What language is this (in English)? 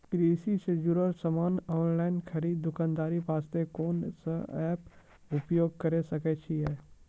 Maithili